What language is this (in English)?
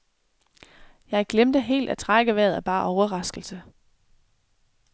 Danish